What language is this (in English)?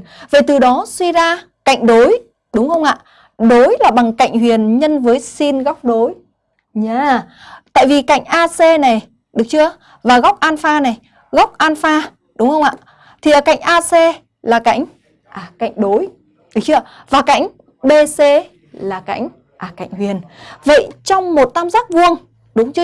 Vietnamese